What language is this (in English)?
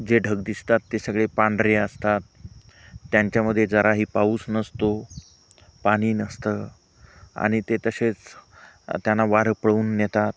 Marathi